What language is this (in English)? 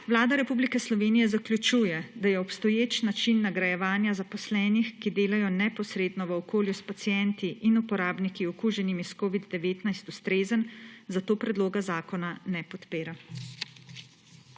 Slovenian